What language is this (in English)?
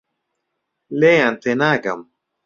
Central Kurdish